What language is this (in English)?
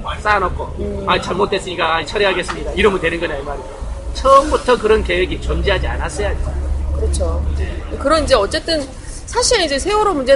Korean